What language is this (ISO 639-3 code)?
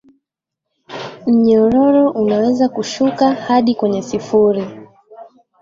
swa